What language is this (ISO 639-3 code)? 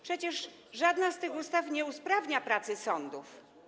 pol